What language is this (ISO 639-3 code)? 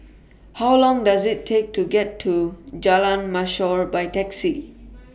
eng